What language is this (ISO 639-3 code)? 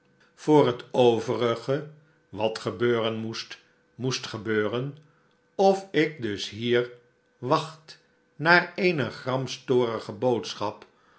nld